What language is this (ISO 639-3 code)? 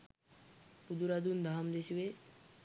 sin